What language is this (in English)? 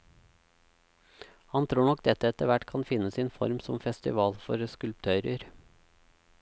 Norwegian